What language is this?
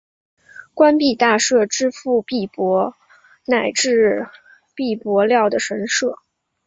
Chinese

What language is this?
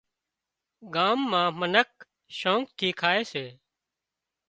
Wadiyara Koli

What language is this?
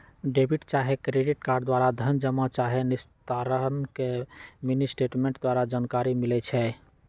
Magahi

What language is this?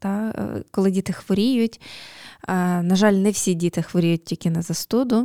Ukrainian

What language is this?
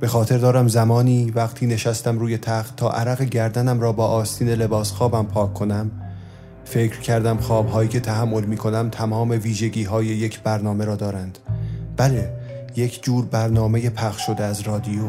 Persian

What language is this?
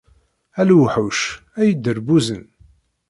Kabyle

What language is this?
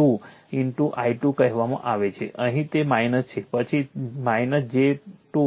Gujarati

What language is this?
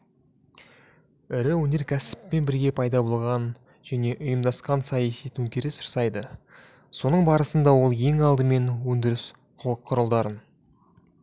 Kazakh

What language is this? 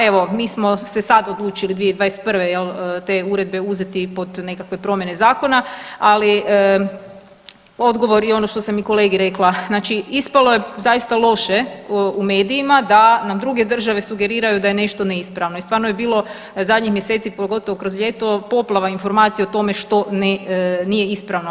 Croatian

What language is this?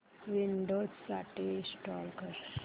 Marathi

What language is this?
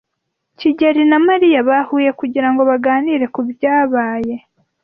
Kinyarwanda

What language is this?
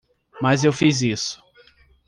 Portuguese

